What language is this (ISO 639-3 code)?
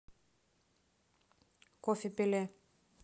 rus